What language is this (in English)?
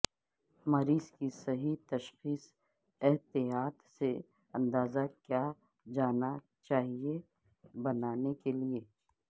Urdu